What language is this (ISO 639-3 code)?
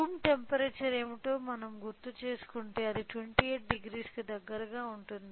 tel